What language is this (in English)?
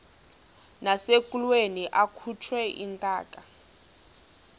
Xhosa